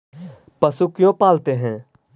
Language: Magahi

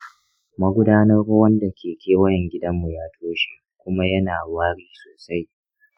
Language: Hausa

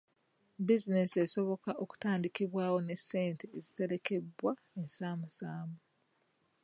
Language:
Ganda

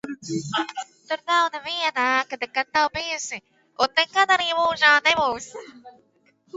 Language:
Latvian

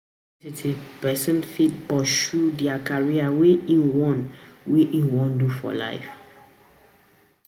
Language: Nigerian Pidgin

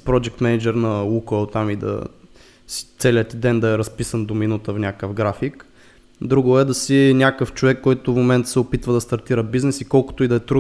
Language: Bulgarian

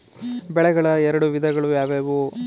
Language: Kannada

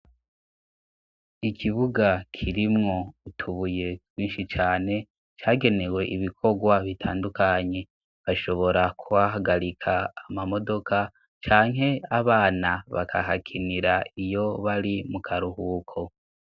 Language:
Rundi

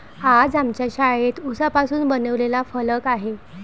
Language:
Marathi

